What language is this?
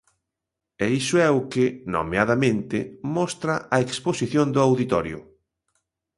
Galician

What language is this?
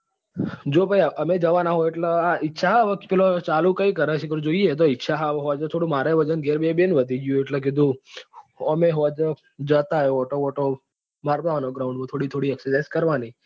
Gujarati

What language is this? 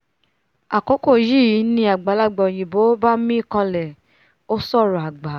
Yoruba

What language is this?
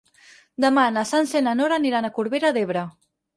Catalan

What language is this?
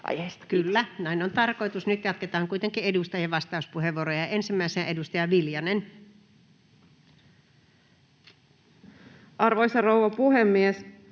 Finnish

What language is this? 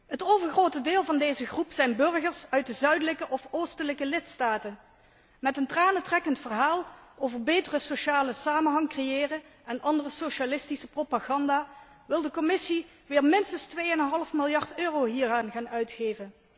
Dutch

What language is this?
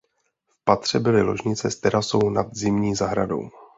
Czech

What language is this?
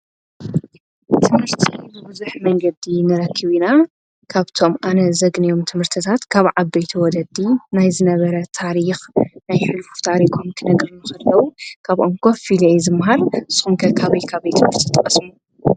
Tigrinya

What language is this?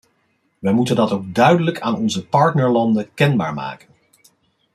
Dutch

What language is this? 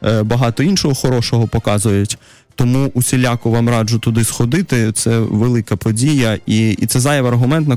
Russian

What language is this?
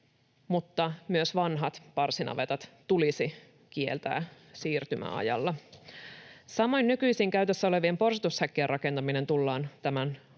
Finnish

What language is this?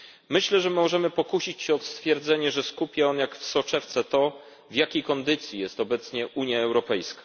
Polish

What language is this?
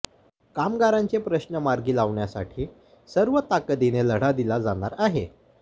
Marathi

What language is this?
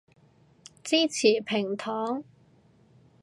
Cantonese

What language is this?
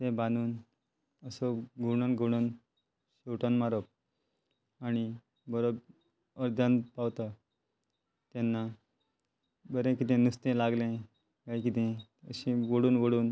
Konkani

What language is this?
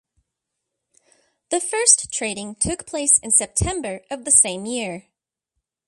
English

